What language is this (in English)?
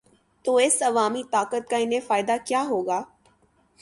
Urdu